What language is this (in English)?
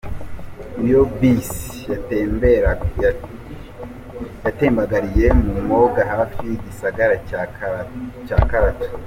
Kinyarwanda